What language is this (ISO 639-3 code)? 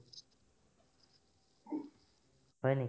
asm